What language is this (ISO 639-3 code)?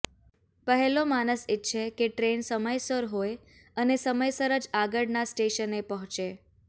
guj